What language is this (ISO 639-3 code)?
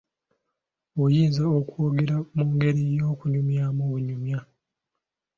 lug